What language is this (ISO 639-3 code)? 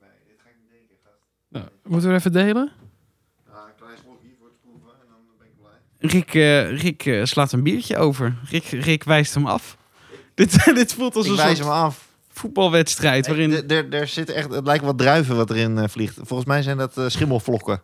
nld